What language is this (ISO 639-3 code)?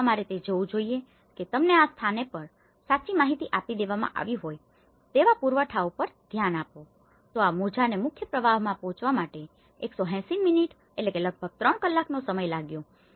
guj